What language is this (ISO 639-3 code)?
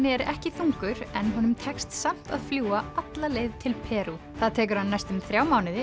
isl